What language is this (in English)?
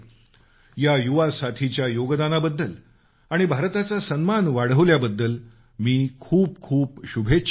Marathi